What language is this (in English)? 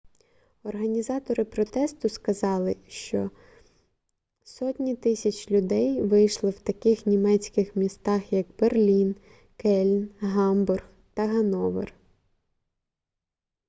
Ukrainian